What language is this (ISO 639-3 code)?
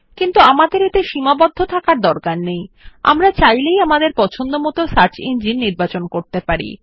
ben